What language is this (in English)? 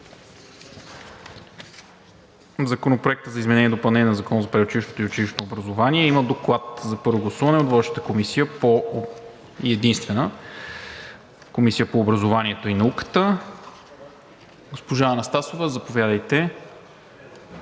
Bulgarian